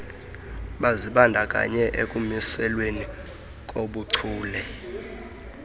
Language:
Xhosa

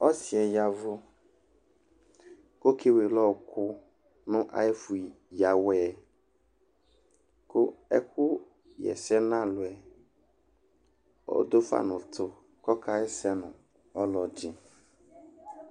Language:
Ikposo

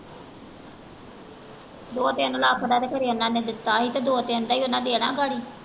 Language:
Punjabi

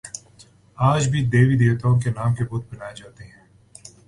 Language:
Urdu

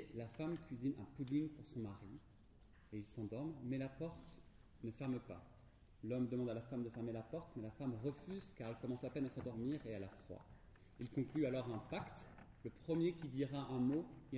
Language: French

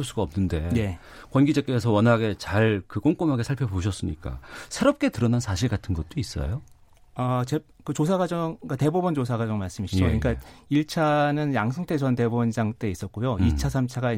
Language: Korean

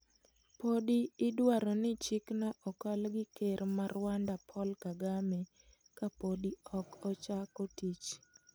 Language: Luo (Kenya and Tanzania)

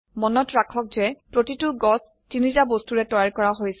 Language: Assamese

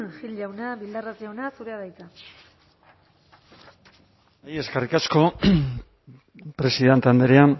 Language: Basque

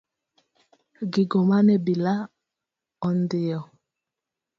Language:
Luo (Kenya and Tanzania)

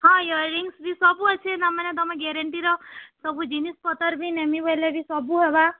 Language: Odia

